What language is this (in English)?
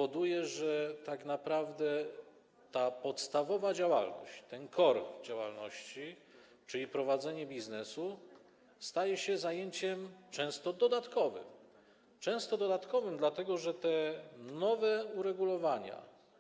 Polish